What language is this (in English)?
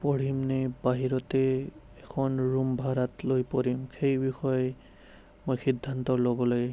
Assamese